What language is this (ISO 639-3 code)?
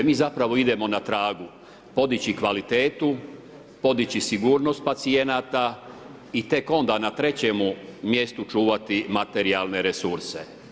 hrv